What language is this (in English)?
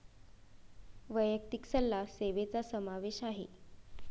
Marathi